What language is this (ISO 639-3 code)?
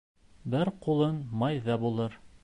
bak